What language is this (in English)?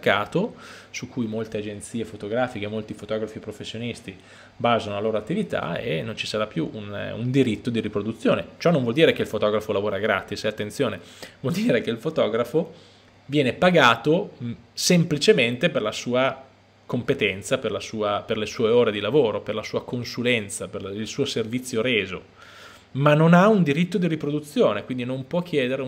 Italian